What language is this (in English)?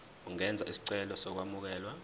Zulu